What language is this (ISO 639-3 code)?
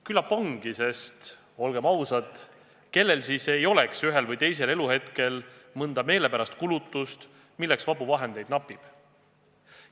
est